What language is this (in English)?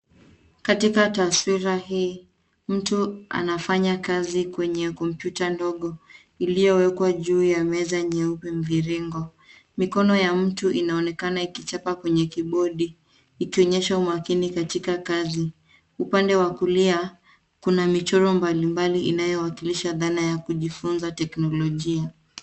Swahili